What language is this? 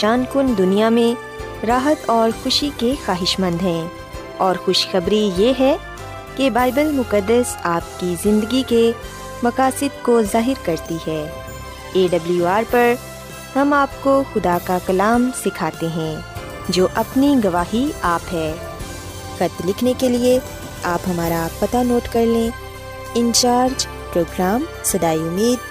Urdu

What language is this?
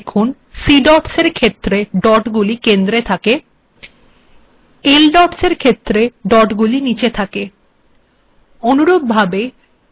Bangla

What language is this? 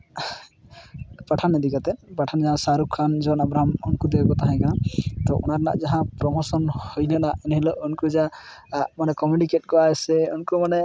Santali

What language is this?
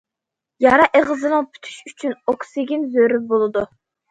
Uyghur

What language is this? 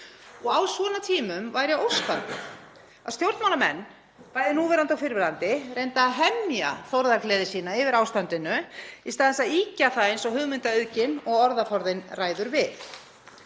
Icelandic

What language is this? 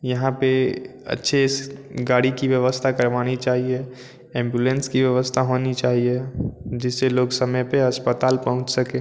Hindi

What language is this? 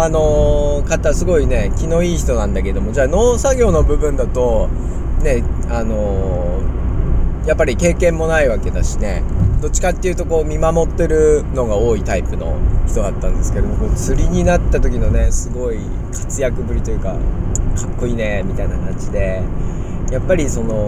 Japanese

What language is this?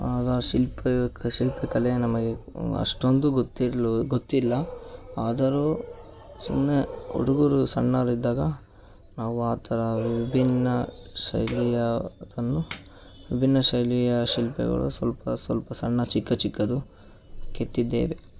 Kannada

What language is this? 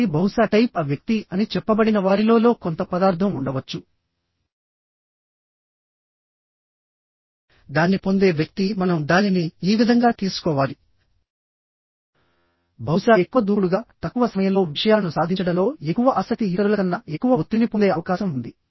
Telugu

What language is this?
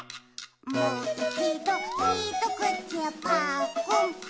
Japanese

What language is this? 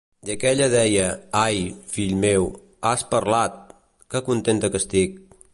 Catalan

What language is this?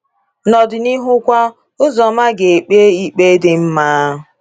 Igbo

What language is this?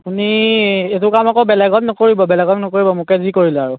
Assamese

